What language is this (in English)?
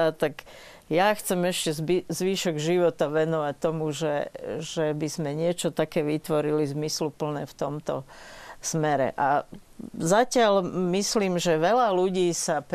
Slovak